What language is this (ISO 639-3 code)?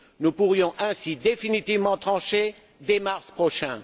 fra